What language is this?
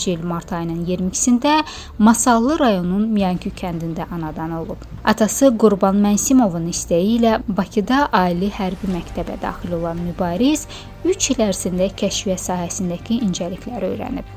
Turkish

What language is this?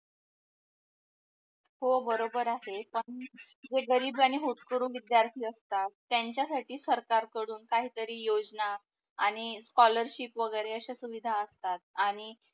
Marathi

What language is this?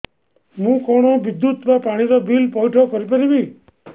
Odia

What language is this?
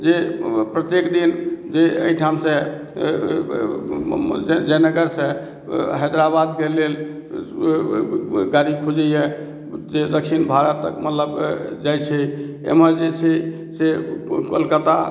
Maithili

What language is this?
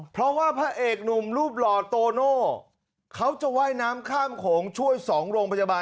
Thai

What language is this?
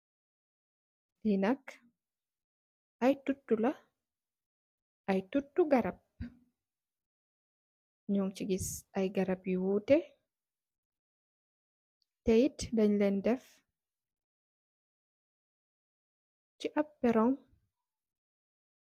Wolof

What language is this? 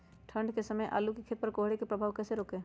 Magahi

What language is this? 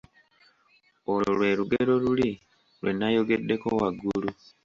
Ganda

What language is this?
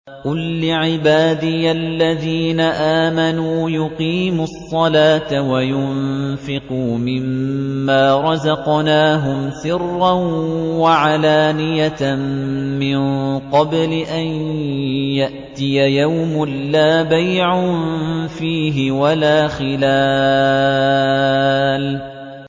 Arabic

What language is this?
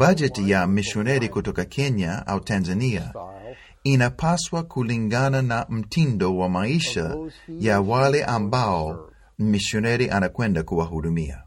Swahili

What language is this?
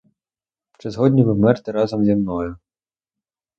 Ukrainian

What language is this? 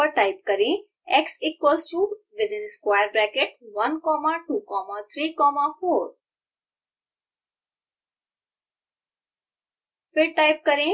Hindi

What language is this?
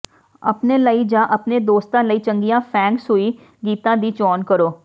Punjabi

